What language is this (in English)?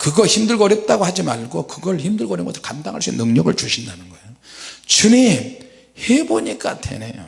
Korean